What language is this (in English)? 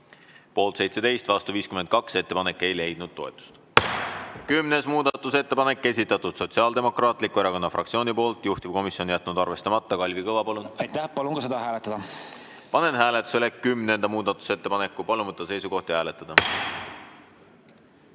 Estonian